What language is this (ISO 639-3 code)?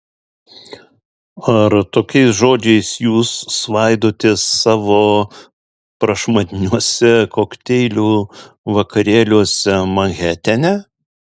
lit